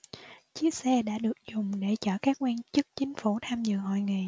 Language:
Vietnamese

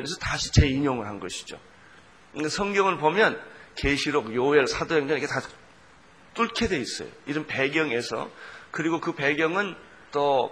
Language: Korean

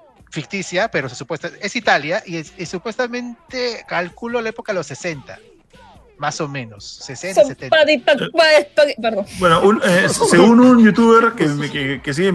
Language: Spanish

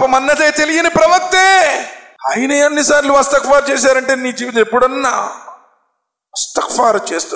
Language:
Telugu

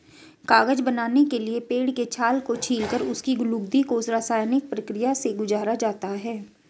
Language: Hindi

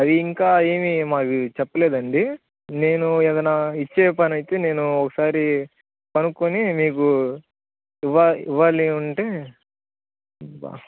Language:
Telugu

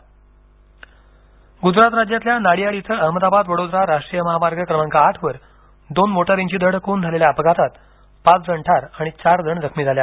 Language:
Marathi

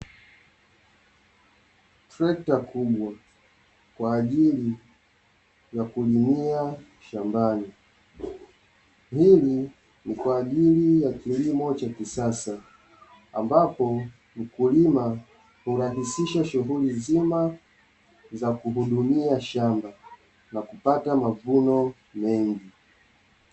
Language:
Swahili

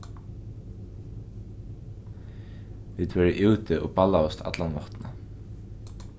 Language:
Faroese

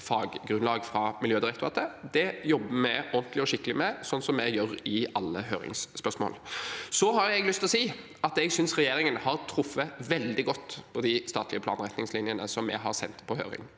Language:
Norwegian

